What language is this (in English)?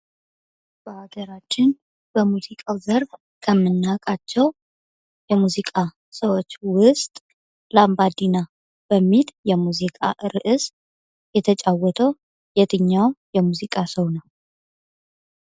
Amharic